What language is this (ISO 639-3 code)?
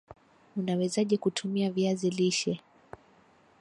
swa